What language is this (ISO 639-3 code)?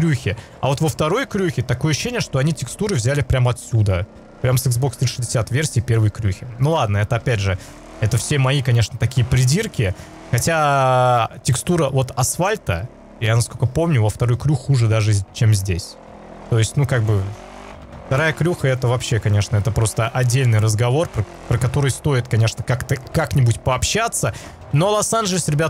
rus